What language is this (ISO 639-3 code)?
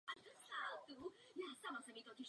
ces